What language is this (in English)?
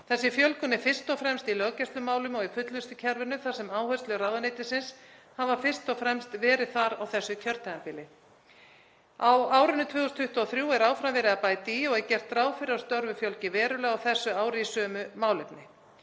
Icelandic